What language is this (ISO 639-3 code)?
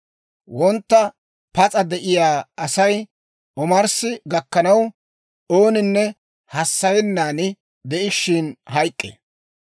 dwr